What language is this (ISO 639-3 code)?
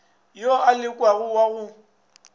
nso